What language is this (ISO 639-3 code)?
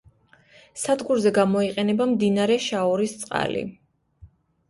kat